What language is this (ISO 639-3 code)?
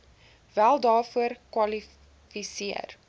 afr